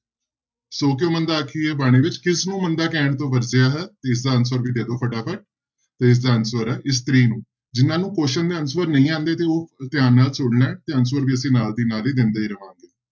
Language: Punjabi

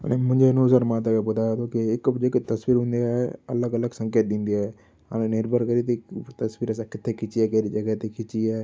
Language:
Sindhi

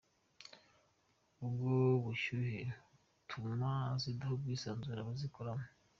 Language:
Kinyarwanda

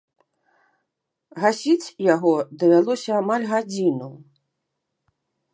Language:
Belarusian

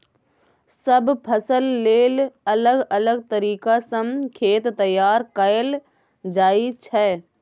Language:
Maithili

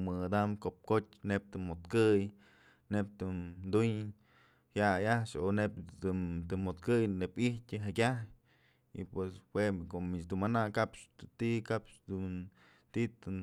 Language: Mazatlán Mixe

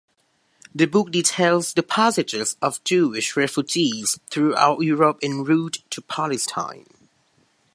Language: English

